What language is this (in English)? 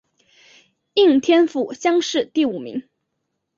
Chinese